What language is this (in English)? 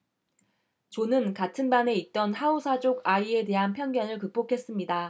Korean